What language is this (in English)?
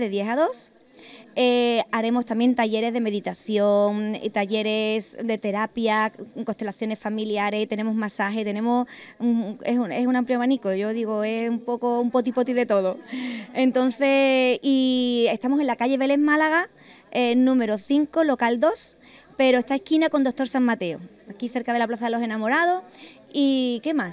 Spanish